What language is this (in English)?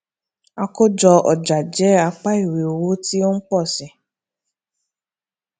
Yoruba